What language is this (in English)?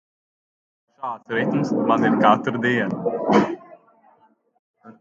Latvian